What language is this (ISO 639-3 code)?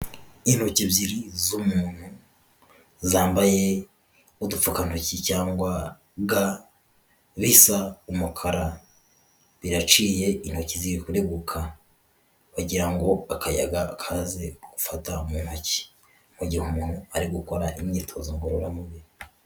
kin